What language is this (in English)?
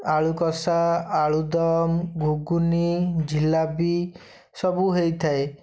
Odia